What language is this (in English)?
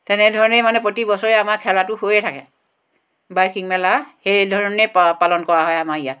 Assamese